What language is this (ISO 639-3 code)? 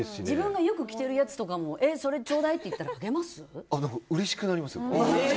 jpn